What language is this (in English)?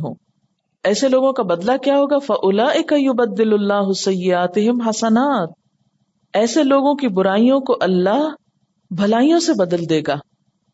Urdu